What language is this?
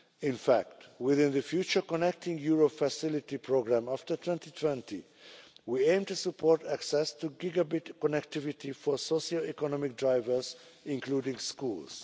English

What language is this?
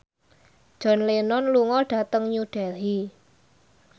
Javanese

